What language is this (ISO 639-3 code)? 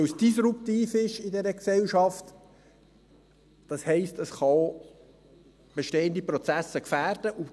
gsw